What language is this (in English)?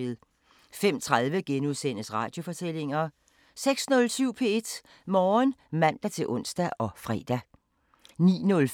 Danish